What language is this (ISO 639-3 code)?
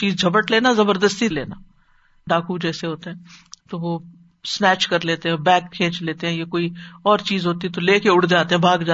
urd